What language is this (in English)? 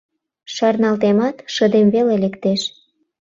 Mari